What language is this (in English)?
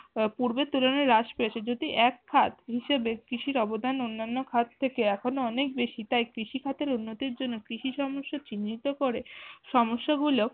Bangla